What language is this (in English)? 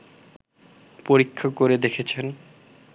Bangla